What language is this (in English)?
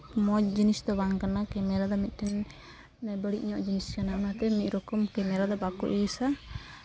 Santali